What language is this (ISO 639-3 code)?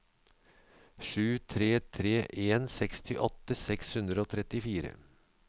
nor